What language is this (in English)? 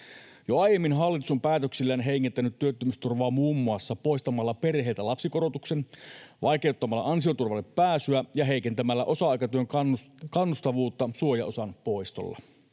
Finnish